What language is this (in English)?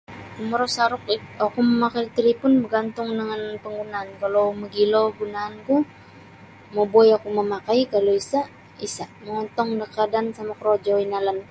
Sabah Bisaya